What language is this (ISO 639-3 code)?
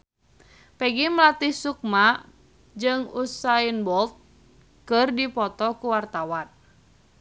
sun